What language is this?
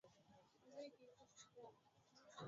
Swahili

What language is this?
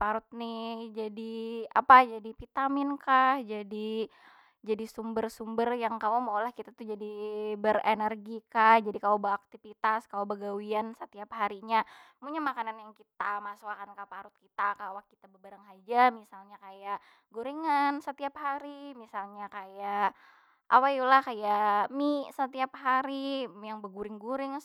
Banjar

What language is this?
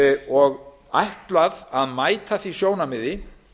Icelandic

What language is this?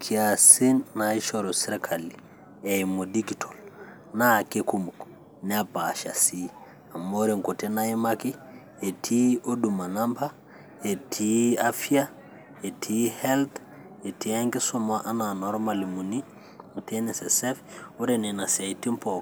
Masai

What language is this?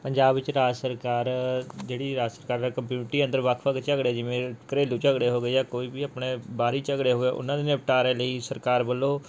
Punjabi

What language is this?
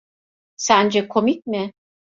Turkish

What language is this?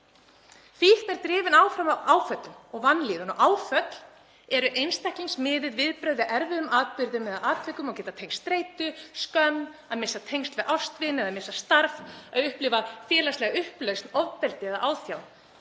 Icelandic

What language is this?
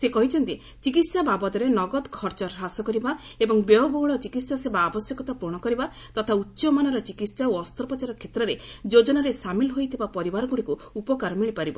Odia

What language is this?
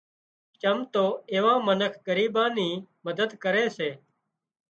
Wadiyara Koli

